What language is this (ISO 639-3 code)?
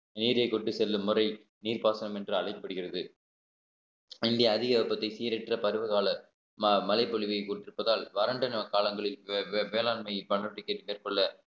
tam